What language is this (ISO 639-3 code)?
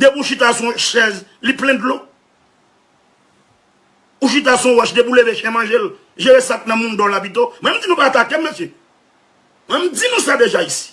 fra